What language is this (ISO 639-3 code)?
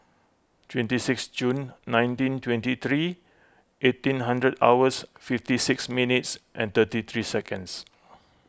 eng